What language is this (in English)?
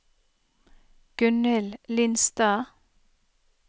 Norwegian